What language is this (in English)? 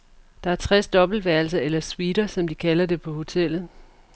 Danish